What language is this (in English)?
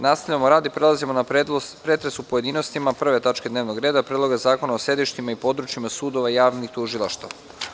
Serbian